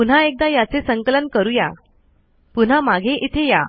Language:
Marathi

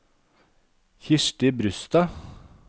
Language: Norwegian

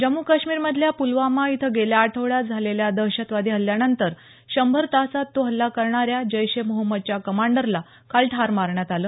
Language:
Marathi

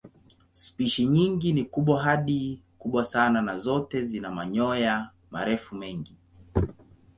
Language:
Swahili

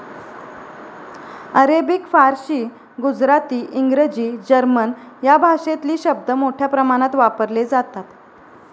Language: Marathi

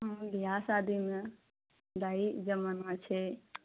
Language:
Maithili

